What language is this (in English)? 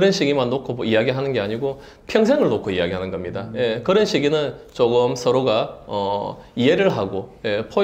Korean